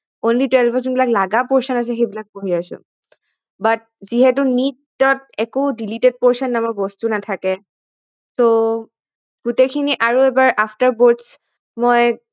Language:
Assamese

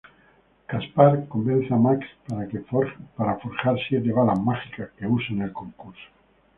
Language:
Spanish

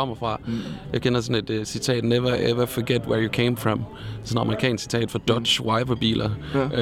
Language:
Danish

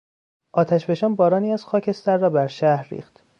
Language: Persian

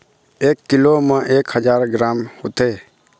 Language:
Chhattisgarhi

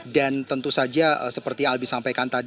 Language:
Indonesian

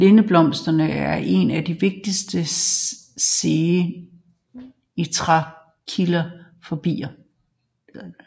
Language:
Danish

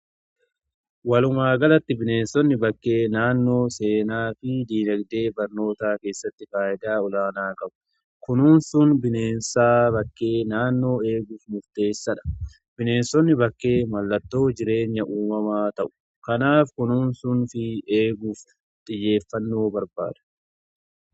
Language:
Oromo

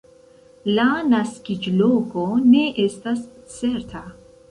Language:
Esperanto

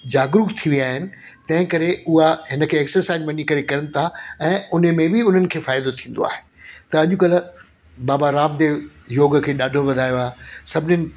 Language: Sindhi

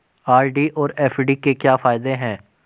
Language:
Hindi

